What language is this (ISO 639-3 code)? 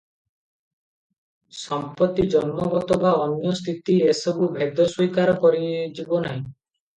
ori